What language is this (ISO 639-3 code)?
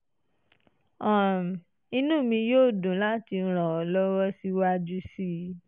yor